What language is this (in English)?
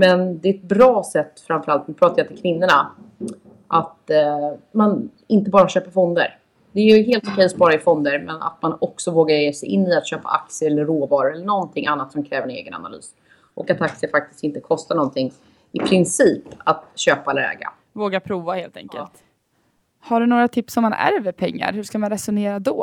Swedish